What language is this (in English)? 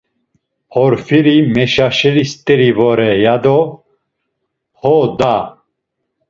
Laz